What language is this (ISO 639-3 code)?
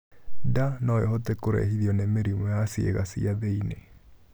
kik